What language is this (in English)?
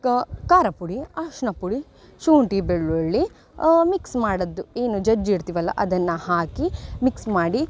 Kannada